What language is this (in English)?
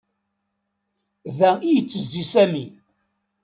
Kabyle